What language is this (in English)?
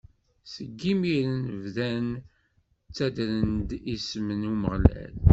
Kabyle